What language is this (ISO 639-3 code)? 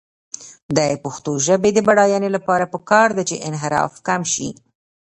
pus